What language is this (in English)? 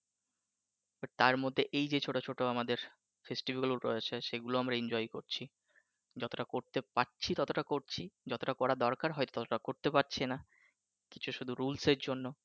Bangla